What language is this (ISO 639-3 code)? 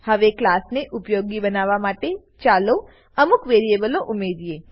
guj